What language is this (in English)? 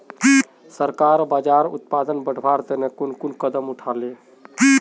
Magahi